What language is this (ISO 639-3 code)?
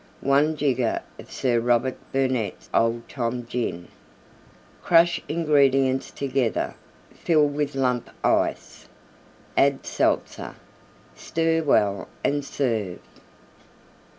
eng